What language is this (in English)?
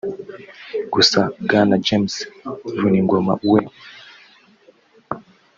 Kinyarwanda